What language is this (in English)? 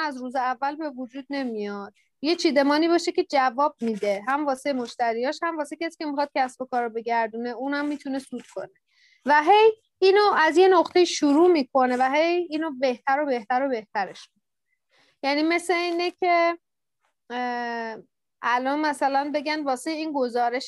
Persian